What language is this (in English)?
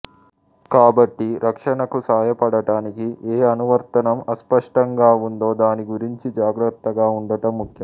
Telugu